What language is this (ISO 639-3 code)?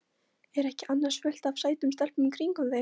isl